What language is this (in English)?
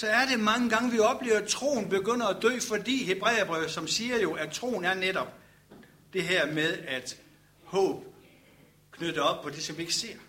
Danish